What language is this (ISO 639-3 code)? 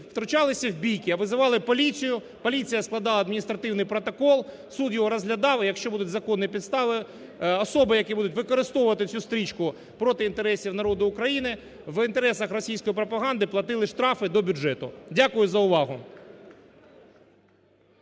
ukr